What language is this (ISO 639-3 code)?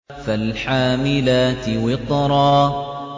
ara